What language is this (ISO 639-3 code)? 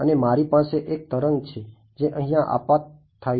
guj